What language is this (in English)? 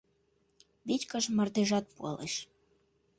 Mari